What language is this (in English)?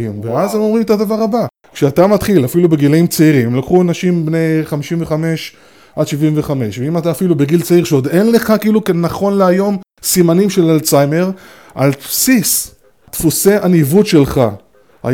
Hebrew